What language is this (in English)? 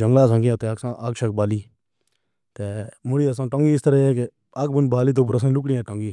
Pahari-Potwari